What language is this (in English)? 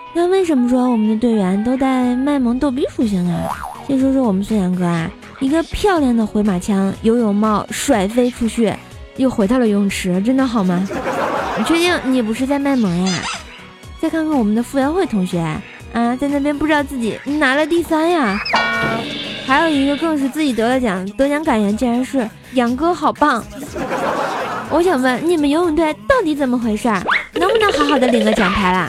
Chinese